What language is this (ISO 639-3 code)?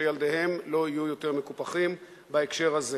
heb